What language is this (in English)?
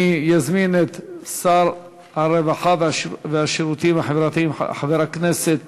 Hebrew